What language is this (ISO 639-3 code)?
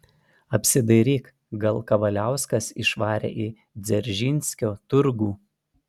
lit